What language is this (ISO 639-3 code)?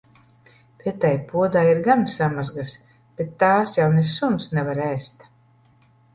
lav